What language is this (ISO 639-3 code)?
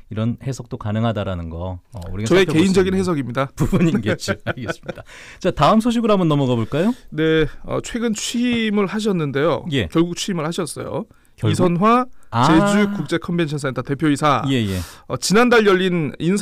kor